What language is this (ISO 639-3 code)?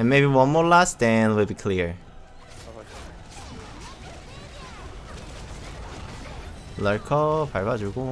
kor